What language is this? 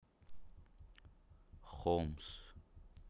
Russian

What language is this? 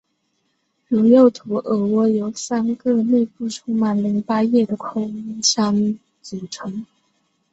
Chinese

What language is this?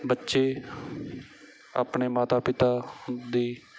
Punjabi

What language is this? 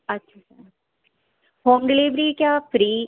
Urdu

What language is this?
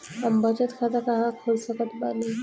Bhojpuri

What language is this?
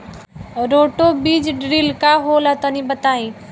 Bhojpuri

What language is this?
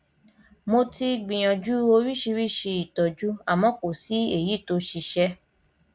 Yoruba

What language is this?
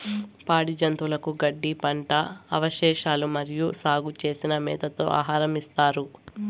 Telugu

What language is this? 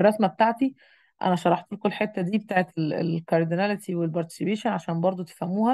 Arabic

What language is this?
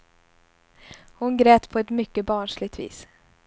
Swedish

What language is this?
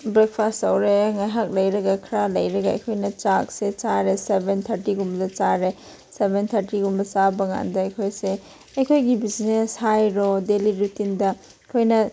Manipuri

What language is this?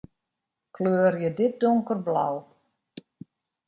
Western Frisian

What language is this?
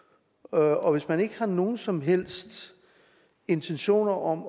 Danish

